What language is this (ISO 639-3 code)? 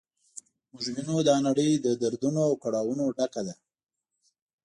pus